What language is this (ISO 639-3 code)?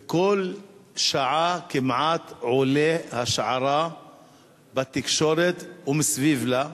heb